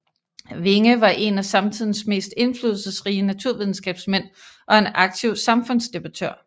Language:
Danish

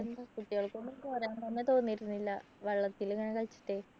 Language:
Malayalam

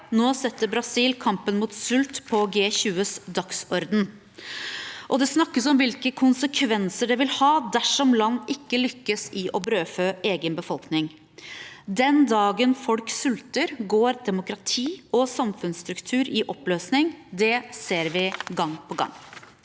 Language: Norwegian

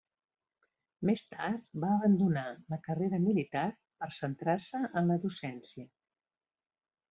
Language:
Catalan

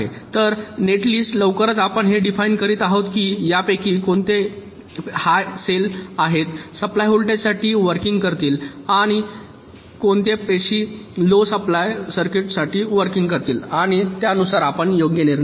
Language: Marathi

